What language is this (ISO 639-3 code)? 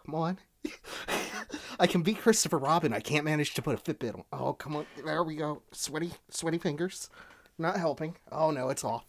eng